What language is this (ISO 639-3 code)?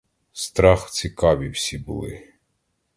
ukr